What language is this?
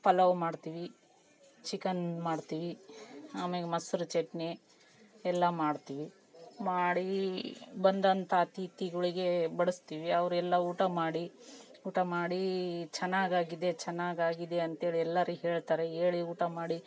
Kannada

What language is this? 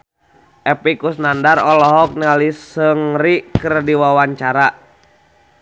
Sundanese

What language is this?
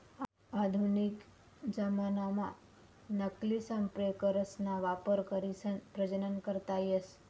Marathi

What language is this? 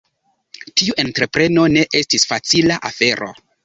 Esperanto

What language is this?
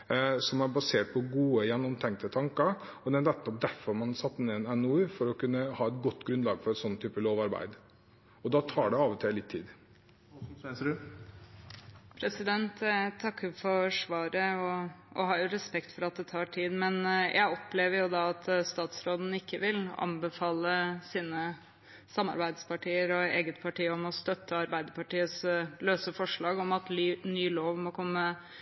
Norwegian Bokmål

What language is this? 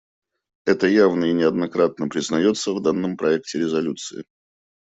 Russian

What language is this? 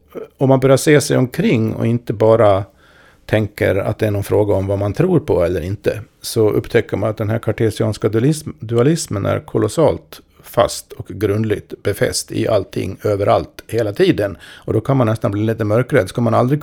Swedish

